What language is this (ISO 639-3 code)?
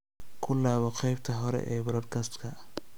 som